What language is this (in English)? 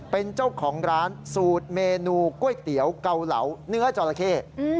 Thai